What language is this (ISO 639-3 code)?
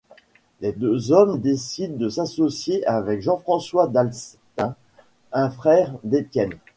fra